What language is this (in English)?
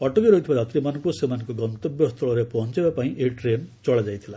Odia